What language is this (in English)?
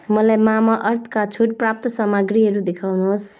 Nepali